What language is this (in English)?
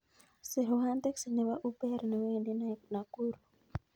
Kalenjin